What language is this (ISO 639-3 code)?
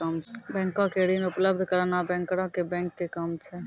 mai